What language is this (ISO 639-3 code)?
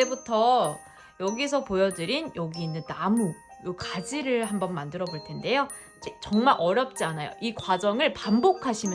kor